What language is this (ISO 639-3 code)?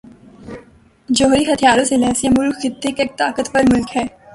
urd